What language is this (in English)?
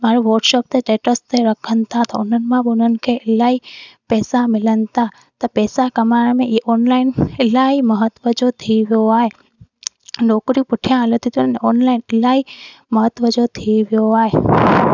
Sindhi